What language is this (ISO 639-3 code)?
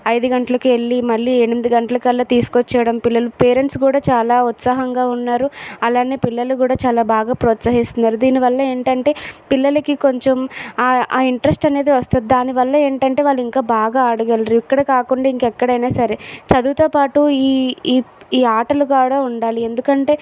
tel